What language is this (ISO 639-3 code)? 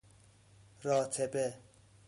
fas